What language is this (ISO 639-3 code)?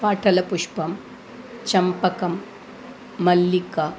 san